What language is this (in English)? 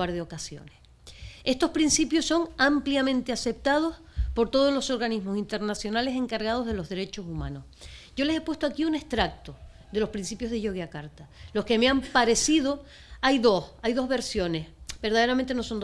Spanish